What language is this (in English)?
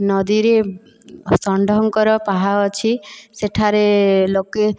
Odia